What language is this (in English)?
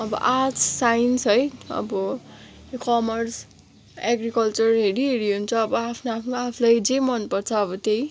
Nepali